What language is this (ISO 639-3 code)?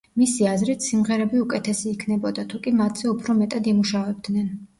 kat